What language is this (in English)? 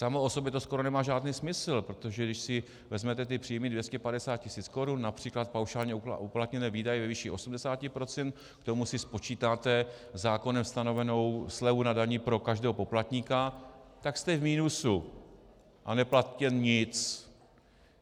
Czech